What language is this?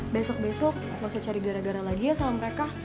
Indonesian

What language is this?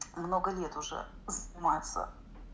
Russian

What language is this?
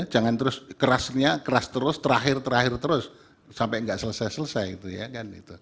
Indonesian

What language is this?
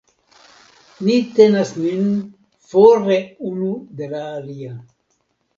Esperanto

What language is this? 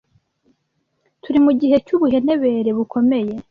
Kinyarwanda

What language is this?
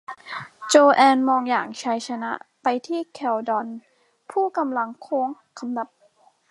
Thai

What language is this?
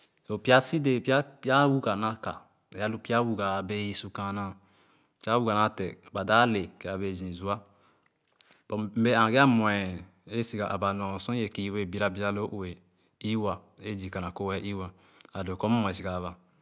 Khana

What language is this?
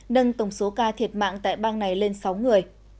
Vietnamese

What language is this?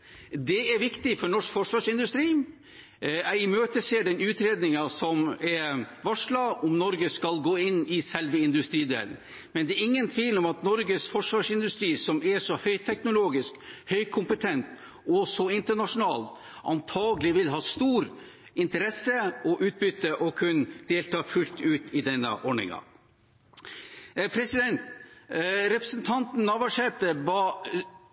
Norwegian Bokmål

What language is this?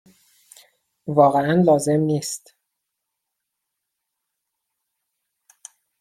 Persian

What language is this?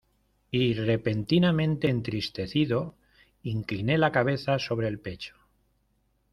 Spanish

